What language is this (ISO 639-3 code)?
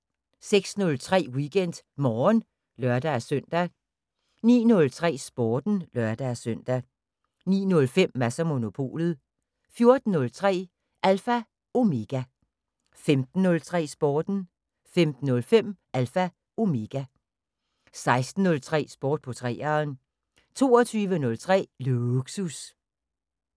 dan